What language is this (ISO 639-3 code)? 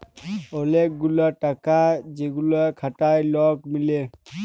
ben